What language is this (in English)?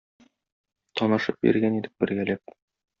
Tatar